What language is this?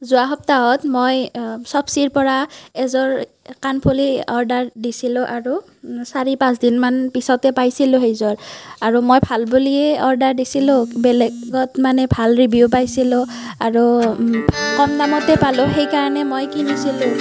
Assamese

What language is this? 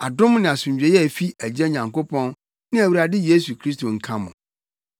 Akan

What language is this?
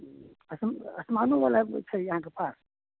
Maithili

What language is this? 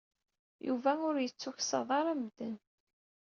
Kabyle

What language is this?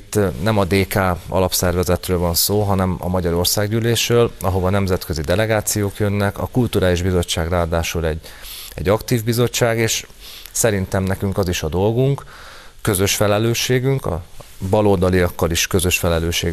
Hungarian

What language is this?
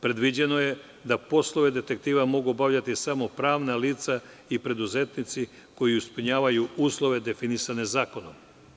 Serbian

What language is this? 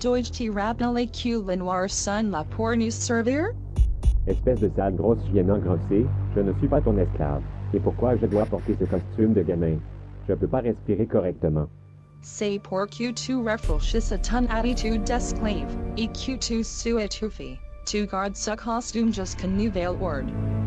French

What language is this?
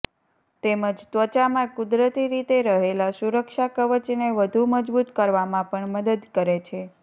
Gujarati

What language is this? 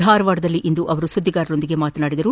Kannada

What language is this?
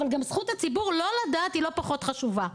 Hebrew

